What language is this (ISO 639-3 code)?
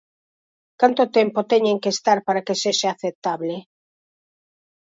glg